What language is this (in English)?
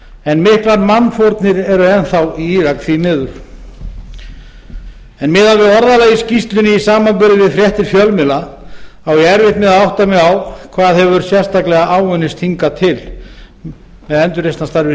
Icelandic